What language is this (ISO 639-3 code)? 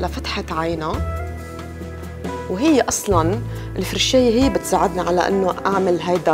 ara